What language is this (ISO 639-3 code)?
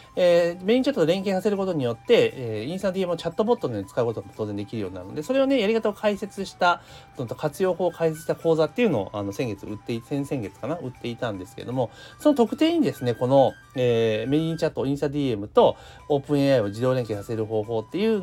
jpn